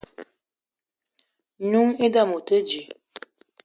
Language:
Eton (Cameroon)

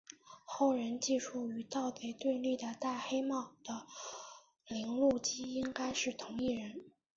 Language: Chinese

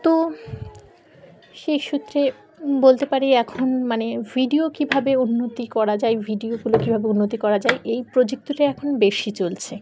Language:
Bangla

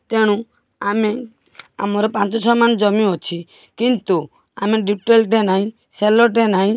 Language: Odia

